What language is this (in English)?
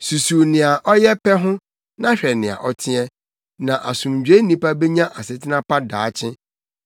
Akan